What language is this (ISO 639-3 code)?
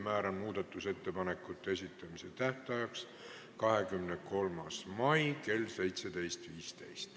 est